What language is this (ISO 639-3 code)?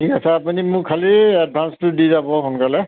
asm